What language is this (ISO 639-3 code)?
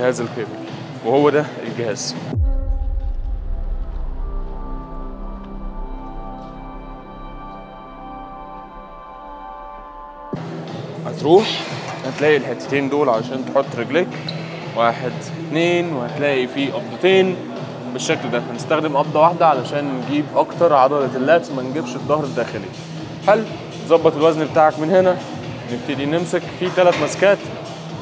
ara